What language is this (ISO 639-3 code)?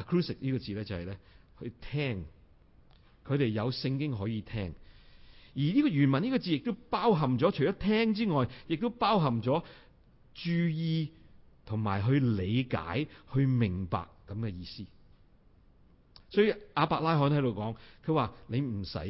zho